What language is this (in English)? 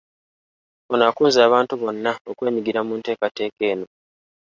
Ganda